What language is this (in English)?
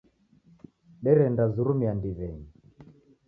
Taita